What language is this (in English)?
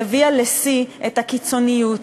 Hebrew